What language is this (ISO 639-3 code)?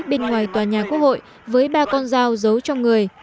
vie